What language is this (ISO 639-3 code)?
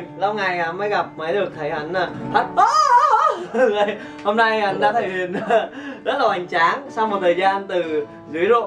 vie